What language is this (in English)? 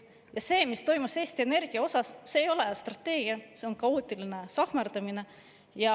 Estonian